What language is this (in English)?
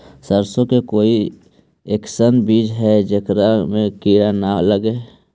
Magahi